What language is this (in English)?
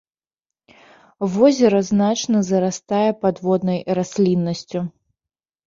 Belarusian